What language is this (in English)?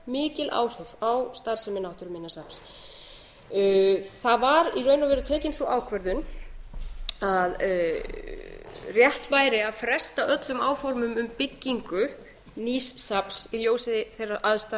Icelandic